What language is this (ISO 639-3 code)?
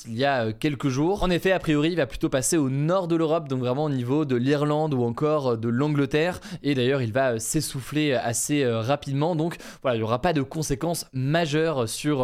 fra